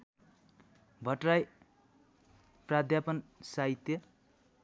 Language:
Nepali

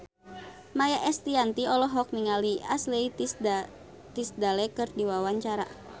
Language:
Sundanese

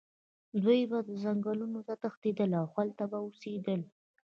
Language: Pashto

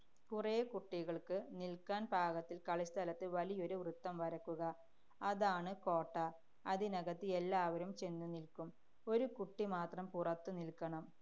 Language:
Malayalam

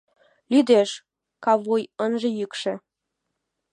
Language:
Mari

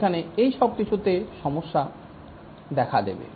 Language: Bangla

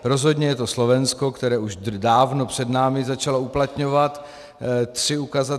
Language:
Czech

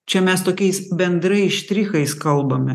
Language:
Lithuanian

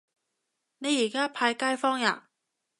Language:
Cantonese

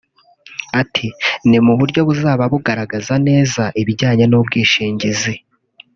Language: Kinyarwanda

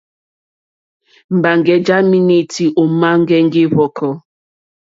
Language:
Mokpwe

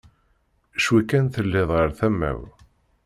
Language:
Kabyle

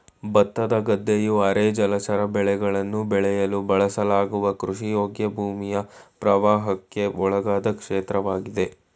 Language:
Kannada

